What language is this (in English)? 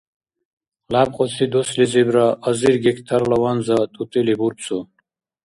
Dargwa